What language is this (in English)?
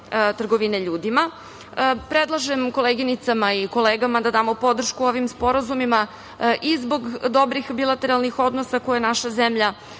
Serbian